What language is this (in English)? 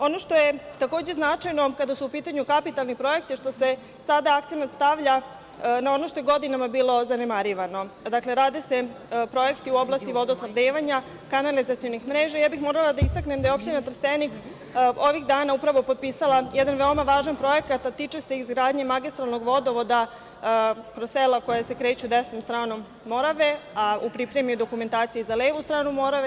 Serbian